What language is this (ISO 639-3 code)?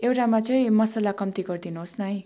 nep